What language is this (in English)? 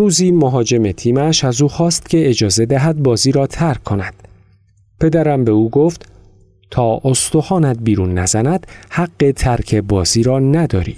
Persian